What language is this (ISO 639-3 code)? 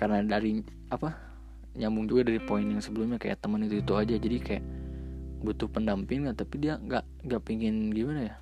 ind